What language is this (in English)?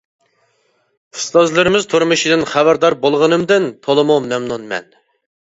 Uyghur